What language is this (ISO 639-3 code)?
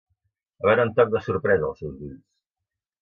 cat